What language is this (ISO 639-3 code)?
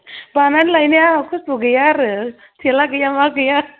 brx